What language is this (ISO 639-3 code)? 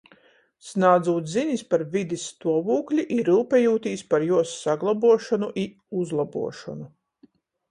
ltg